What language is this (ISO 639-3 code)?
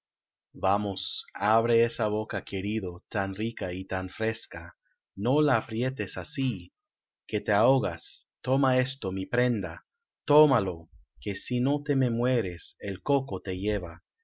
spa